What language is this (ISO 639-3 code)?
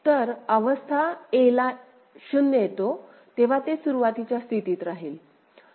mar